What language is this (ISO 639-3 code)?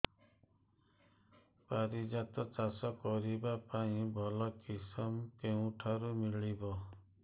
ori